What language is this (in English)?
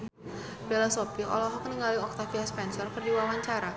Sundanese